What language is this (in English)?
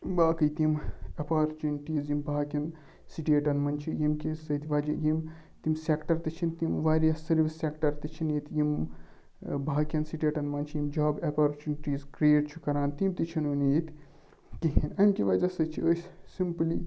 Kashmiri